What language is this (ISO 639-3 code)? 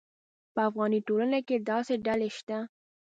pus